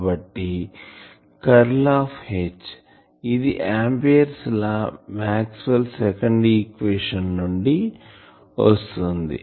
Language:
Telugu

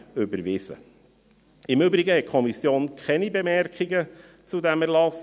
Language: Swiss German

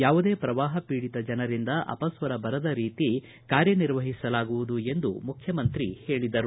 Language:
Kannada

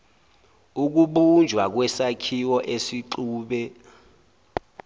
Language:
Zulu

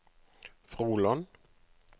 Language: Norwegian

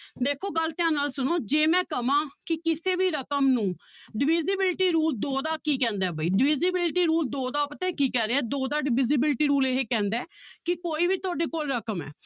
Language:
Punjabi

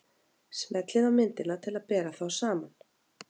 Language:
Icelandic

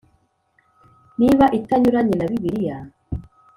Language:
Kinyarwanda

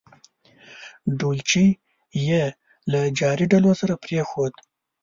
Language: Pashto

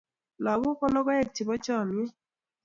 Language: Kalenjin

